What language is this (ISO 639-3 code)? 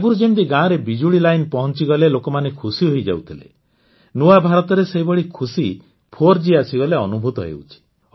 ori